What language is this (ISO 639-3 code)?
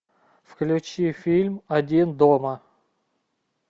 rus